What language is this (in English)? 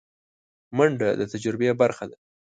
Pashto